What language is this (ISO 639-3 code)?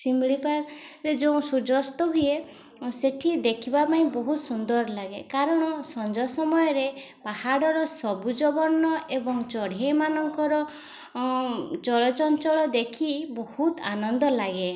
ori